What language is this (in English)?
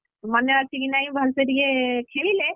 Odia